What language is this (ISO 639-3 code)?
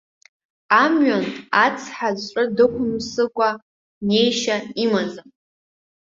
abk